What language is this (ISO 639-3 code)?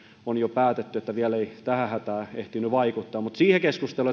fin